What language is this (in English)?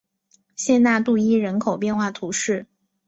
Chinese